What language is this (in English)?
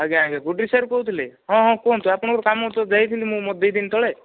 Odia